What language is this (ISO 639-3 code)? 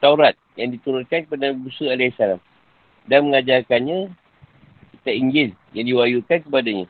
msa